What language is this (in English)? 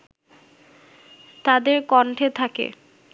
Bangla